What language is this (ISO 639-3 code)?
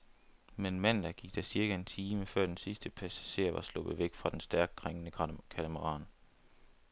dan